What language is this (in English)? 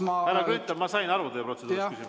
Estonian